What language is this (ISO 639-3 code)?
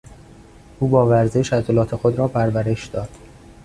fas